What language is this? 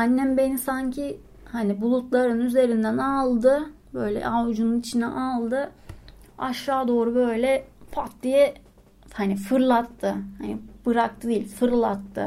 Turkish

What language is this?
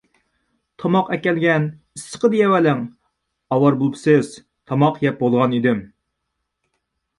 Uyghur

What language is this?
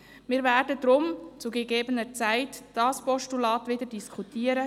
Swiss German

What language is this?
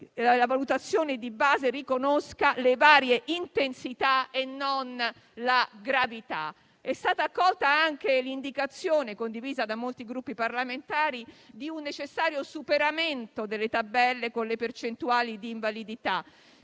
Italian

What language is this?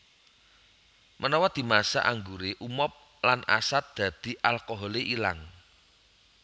Javanese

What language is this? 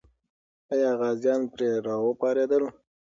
Pashto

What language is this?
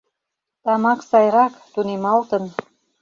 Mari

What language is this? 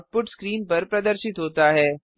Hindi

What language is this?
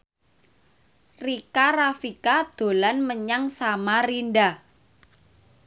Javanese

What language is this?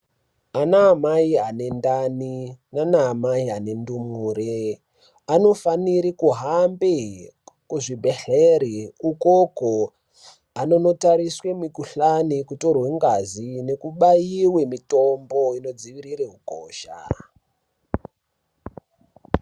Ndau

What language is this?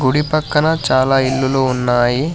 Telugu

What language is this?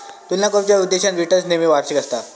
Marathi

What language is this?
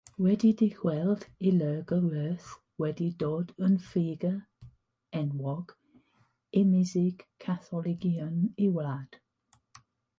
Welsh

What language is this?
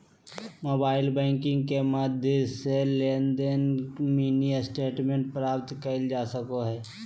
Magahi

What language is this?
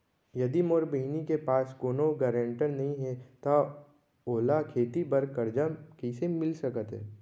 Chhattisgarhi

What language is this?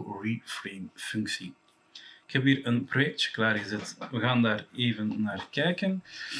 Dutch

